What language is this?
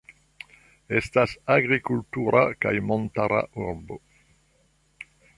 Esperanto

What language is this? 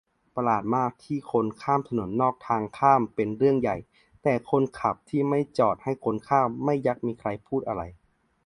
Thai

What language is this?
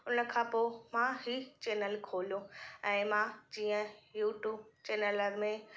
Sindhi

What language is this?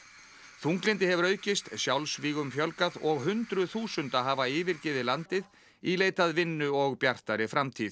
Icelandic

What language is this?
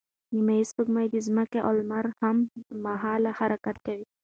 Pashto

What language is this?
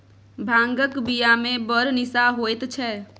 Maithili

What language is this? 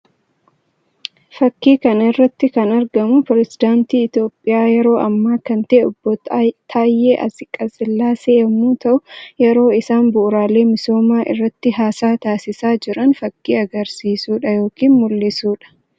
Oromo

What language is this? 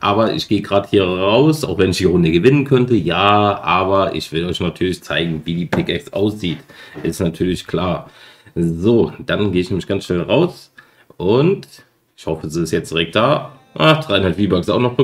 German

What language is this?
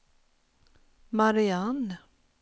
Swedish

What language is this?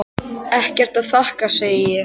Icelandic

